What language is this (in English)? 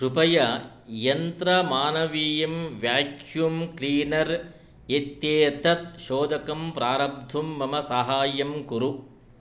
Sanskrit